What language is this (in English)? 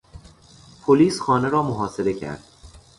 Persian